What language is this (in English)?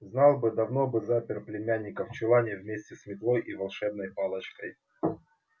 Russian